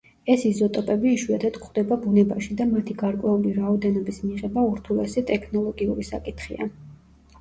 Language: Georgian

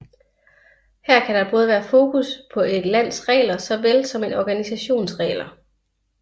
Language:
Danish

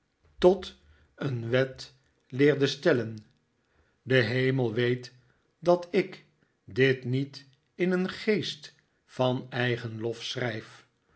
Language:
Dutch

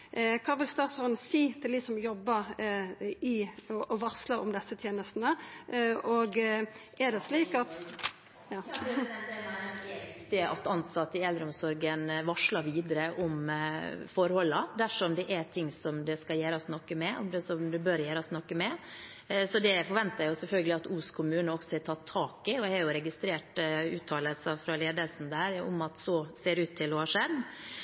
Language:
Norwegian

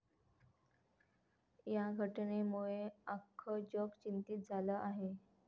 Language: Marathi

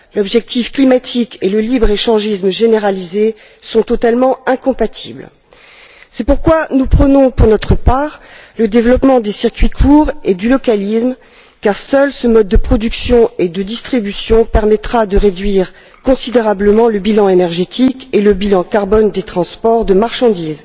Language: French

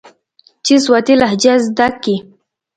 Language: Pashto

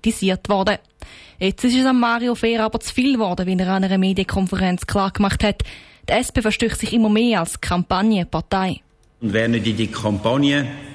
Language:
German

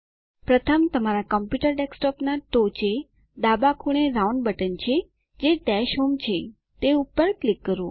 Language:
Gujarati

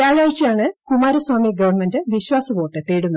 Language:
Malayalam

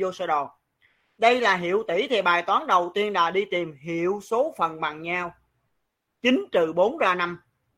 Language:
Vietnamese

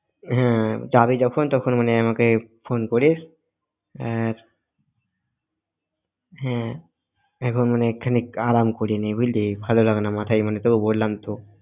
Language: Bangla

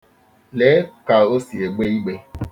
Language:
Igbo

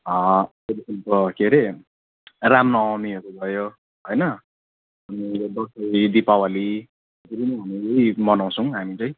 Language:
Nepali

